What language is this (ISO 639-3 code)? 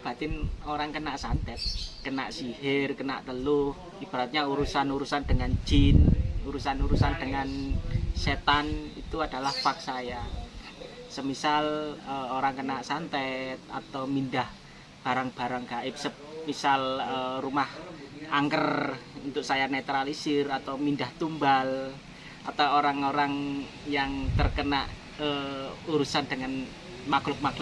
ind